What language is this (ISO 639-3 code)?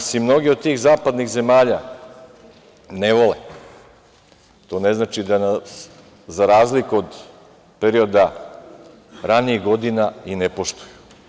srp